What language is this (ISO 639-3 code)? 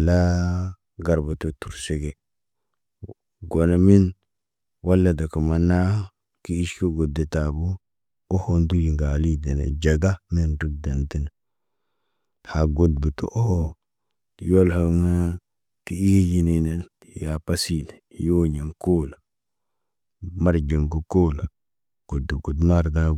mne